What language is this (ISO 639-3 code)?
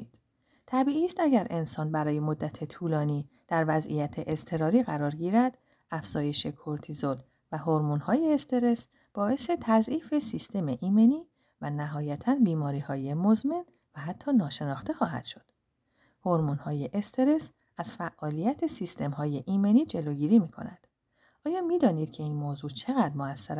fas